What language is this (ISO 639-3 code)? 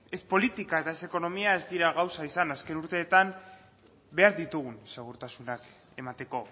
eus